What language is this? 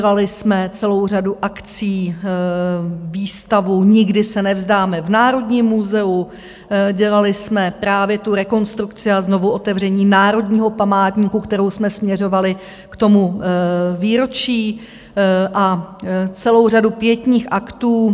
Czech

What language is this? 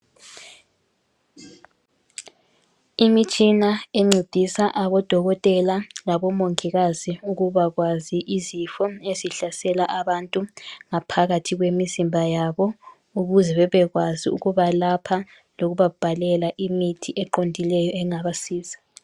North Ndebele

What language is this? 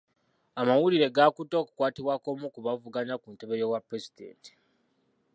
Ganda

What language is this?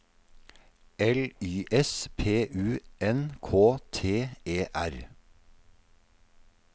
Norwegian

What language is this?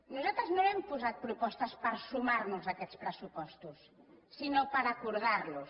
Catalan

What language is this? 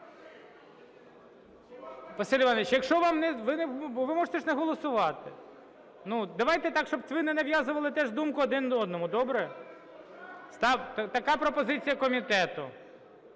Ukrainian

